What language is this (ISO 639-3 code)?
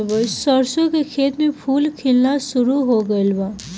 bho